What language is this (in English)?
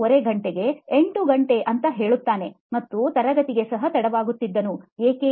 Kannada